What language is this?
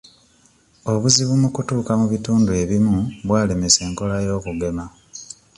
Ganda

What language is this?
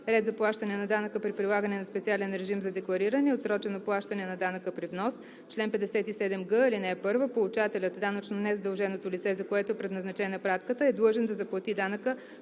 Bulgarian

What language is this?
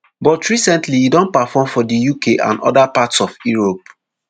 Nigerian Pidgin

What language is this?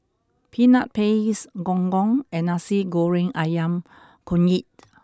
English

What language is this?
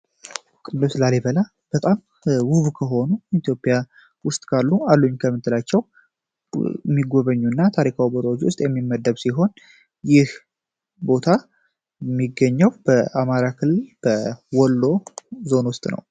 Amharic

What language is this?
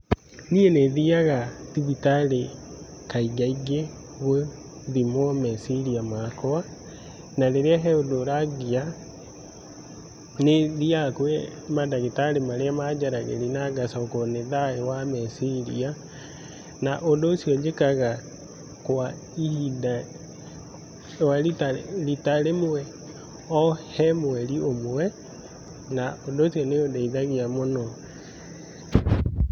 Kikuyu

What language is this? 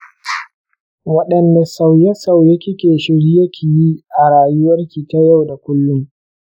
Hausa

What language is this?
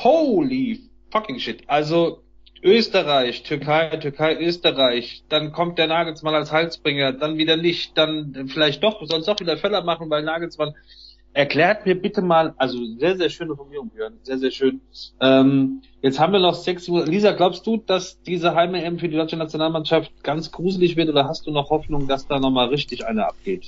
German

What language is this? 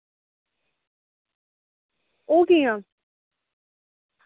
Dogri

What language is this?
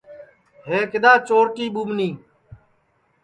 Sansi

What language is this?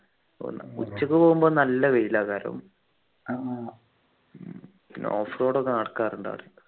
Malayalam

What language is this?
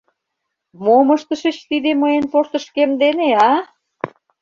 Mari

